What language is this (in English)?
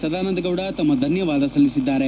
Kannada